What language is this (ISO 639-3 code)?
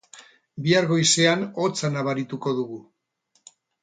eus